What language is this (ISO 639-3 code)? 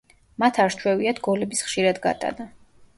kat